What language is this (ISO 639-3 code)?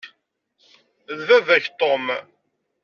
kab